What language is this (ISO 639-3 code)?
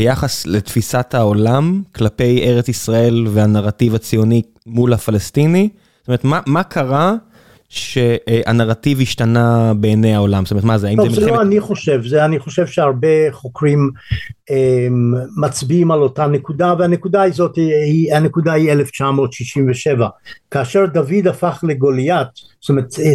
heb